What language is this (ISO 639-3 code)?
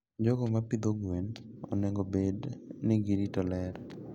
luo